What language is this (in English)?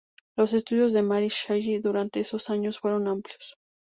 Spanish